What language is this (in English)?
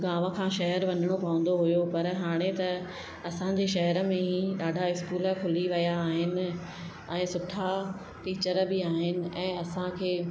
Sindhi